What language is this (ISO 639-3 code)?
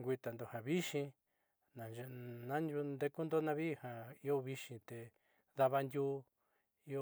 mxy